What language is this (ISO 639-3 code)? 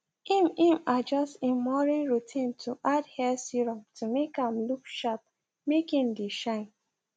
pcm